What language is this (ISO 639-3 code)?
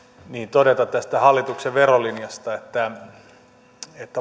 fin